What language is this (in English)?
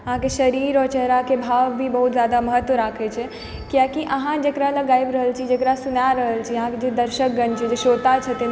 Maithili